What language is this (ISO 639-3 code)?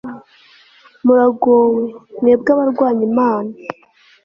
kin